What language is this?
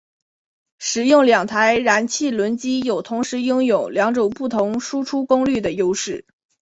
Chinese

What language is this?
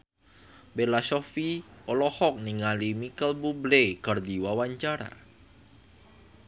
Sundanese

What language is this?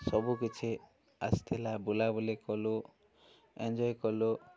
Odia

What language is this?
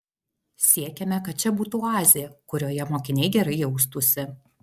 Lithuanian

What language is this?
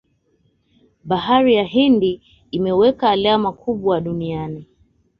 Swahili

